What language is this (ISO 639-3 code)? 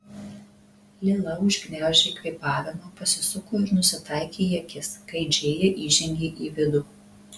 lit